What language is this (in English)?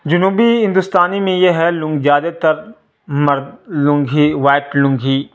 Urdu